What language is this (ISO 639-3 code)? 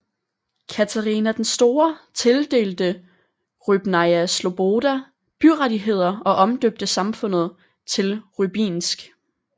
dan